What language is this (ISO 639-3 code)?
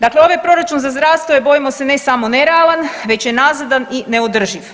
hrv